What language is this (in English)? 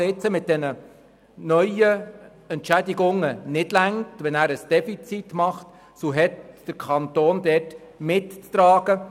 Swiss German